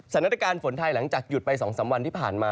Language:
Thai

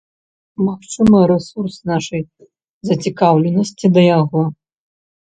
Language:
Belarusian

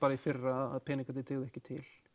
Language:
Icelandic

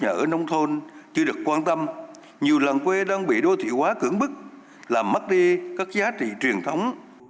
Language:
Vietnamese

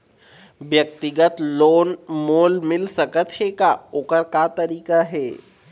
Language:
Chhattisgarhi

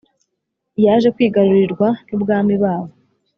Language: Kinyarwanda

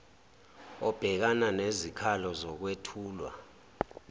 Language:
Zulu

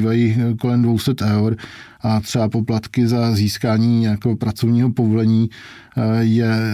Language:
Czech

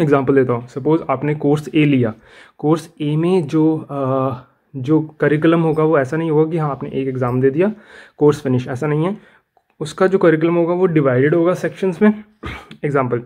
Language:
Hindi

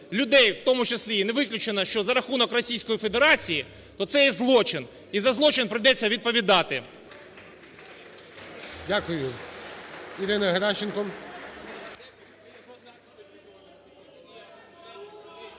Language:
Ukrainian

